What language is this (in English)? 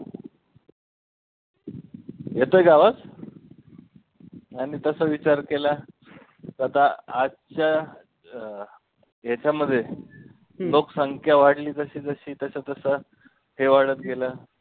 Marathi